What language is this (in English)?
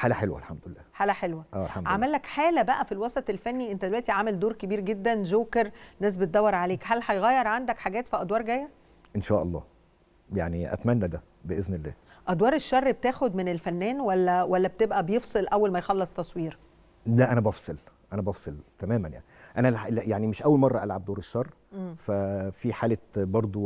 Arabic